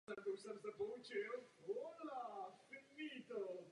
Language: Czech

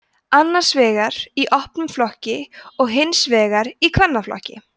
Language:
Icelandic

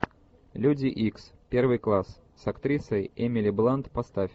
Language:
Russian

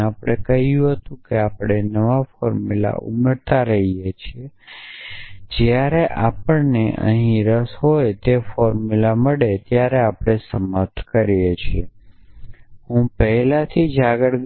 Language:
Gujarati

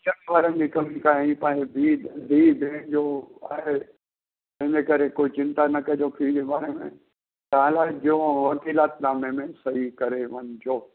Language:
Sindhi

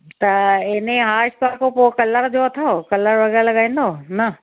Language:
Sindhi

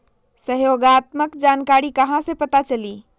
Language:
Magahi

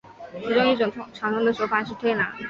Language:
Chinese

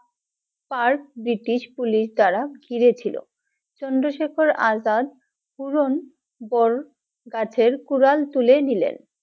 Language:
Bangla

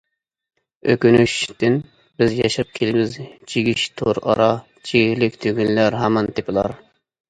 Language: Uyghur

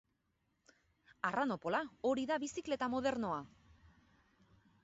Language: Basque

